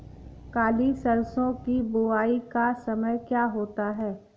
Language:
Hindi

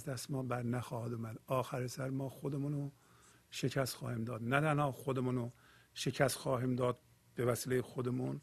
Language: Persian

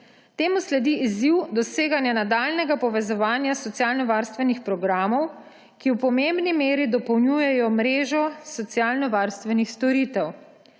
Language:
Slovenian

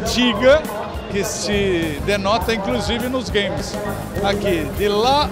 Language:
Portuguese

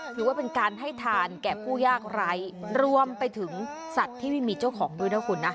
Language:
Thai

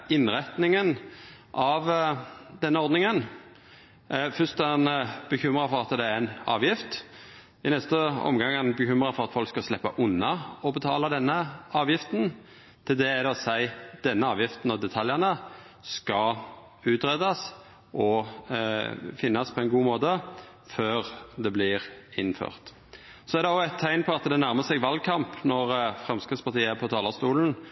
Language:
Norwegian Nynorsk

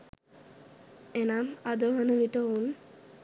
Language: Sinhala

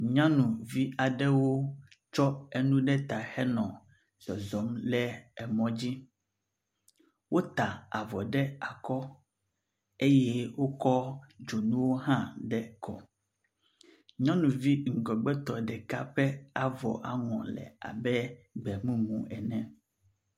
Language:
Ewe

